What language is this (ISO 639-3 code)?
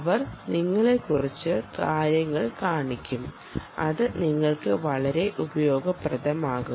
mal